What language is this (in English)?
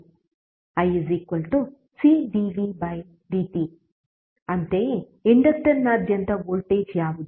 Kannada